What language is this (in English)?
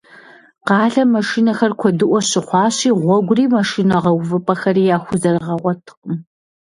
Kabardian